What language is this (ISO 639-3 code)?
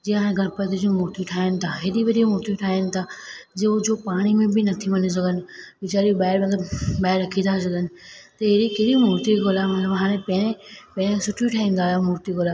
snd